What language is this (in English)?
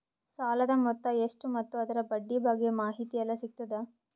Kannada